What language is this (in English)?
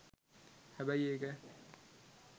Sinhala